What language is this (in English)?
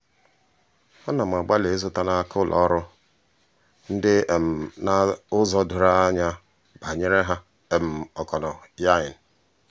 Igbo